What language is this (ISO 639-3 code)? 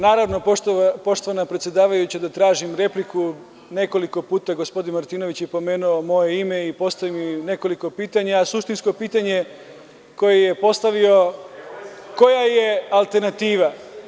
srp